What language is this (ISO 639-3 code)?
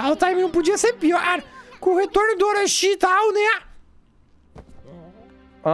por